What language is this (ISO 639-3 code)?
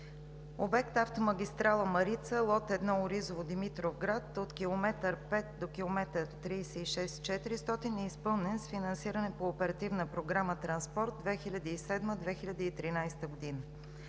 bul